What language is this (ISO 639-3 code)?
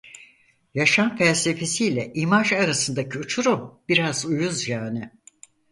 tur